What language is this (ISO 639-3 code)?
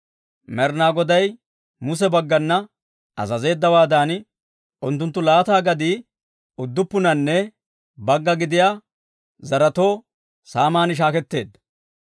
dwr